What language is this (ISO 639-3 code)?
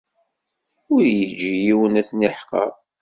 kab